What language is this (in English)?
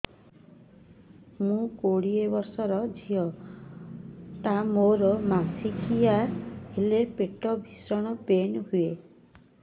Odia